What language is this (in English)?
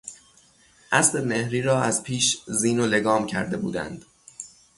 Persian